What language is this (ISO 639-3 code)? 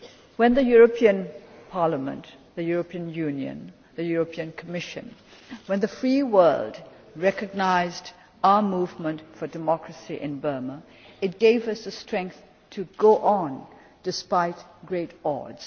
eng